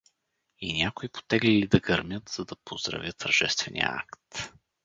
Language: Bulgarian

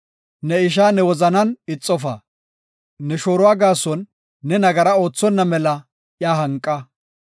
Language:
Gofa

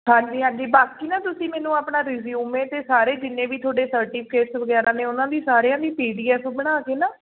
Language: Punjabi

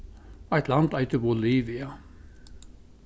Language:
Faroese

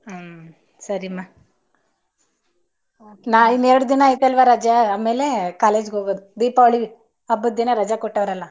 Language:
Kannada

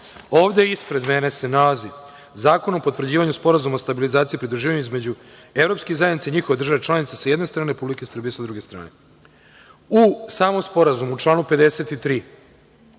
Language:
Serbian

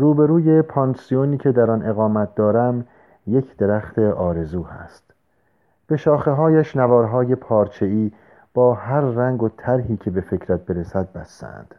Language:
Persian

